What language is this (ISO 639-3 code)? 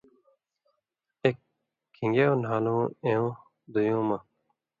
mvy